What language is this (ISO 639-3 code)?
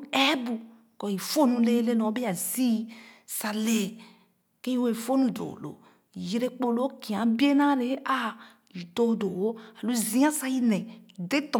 ogo